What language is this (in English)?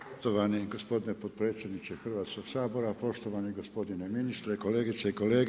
Croatian